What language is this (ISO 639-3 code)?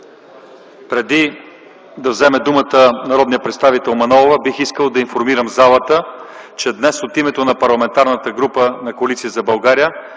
bul